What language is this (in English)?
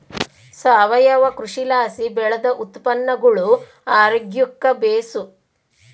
Kannada